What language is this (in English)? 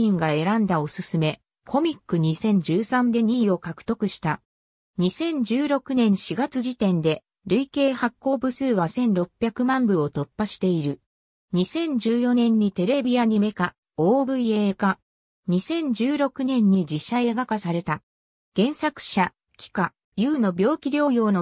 Japanese